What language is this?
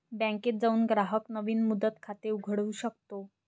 Marathi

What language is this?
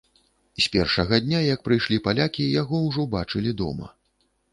Belarusian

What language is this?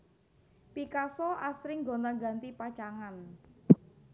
Javanese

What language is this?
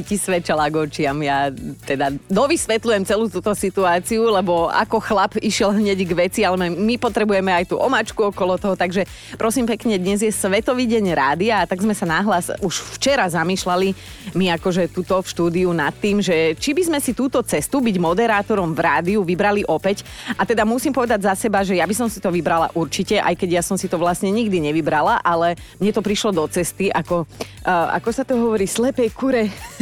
Slovak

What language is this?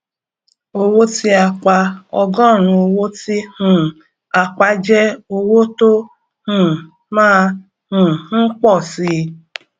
Yoruba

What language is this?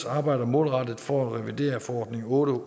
Danish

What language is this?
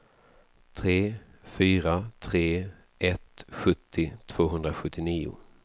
Swedish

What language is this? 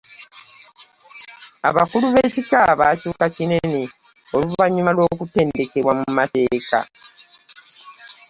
Ganda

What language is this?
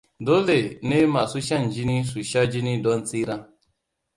Hausa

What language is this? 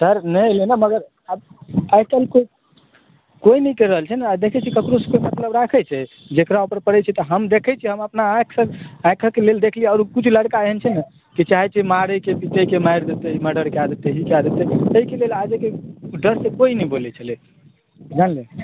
Maithili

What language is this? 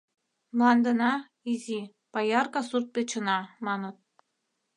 Mari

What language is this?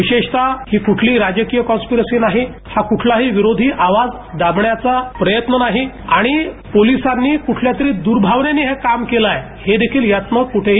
Marathi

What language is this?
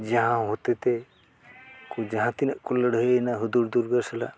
Santali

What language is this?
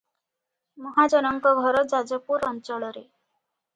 Odia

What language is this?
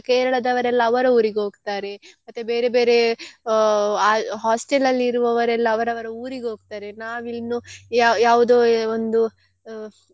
Kannada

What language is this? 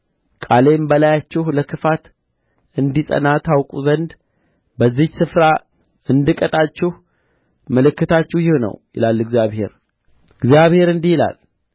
Amharic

